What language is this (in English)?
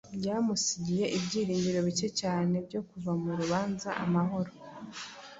Kinyarwanda